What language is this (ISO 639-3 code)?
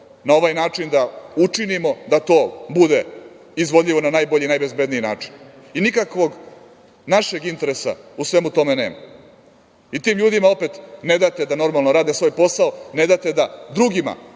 srp